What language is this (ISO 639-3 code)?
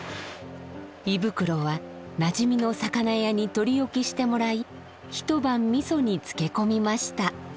jpn